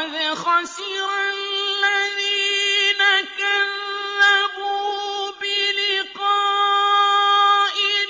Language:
Arabic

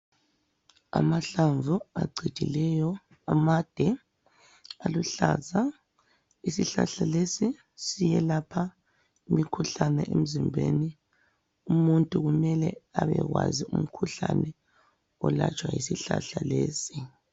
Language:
North Ndebele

